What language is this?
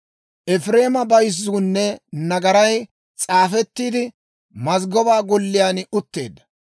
Dawro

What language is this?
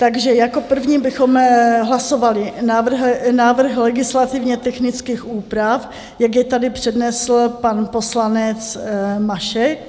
Czech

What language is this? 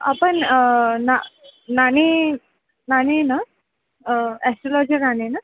Marathi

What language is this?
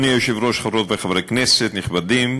Hebrew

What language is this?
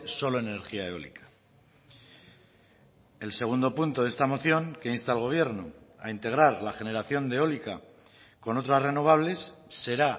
Spanish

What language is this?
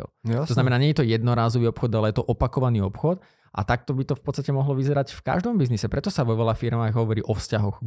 Slovak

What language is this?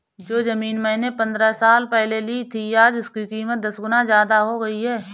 Hindi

